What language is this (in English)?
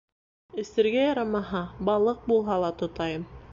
Bashkir